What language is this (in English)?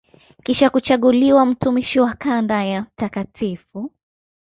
Swahili